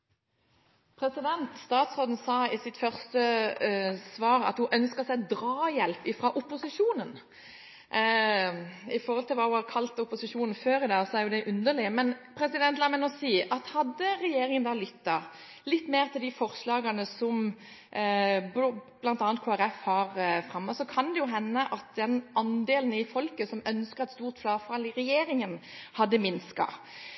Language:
Norwegian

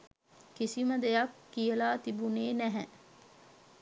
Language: Sinhala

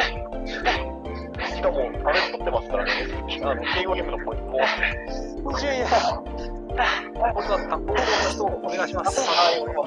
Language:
Japanese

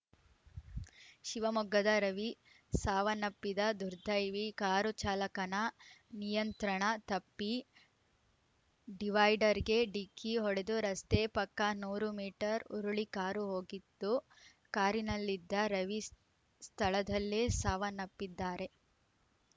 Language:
Kannada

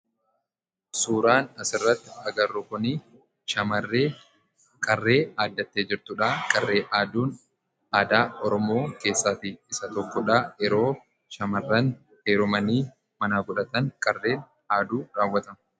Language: Oromo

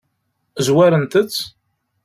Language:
Kabyle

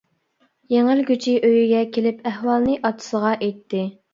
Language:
Uyghur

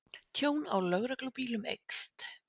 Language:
Icelandic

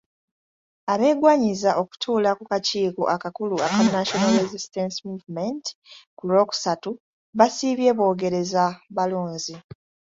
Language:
Ganda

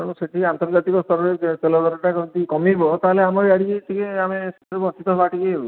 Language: Odia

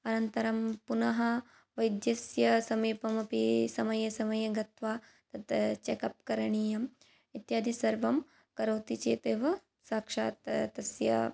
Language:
Sanskrit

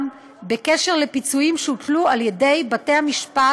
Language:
Hebrew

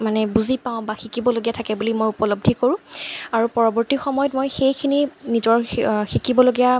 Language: Assamese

